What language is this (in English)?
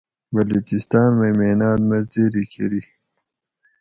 Gawri